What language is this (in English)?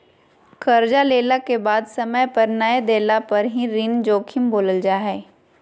Magahi